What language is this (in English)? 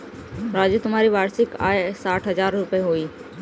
Hindi